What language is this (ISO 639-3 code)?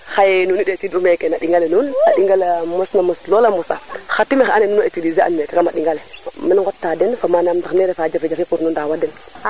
srr